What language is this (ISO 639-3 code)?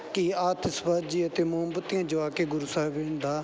pan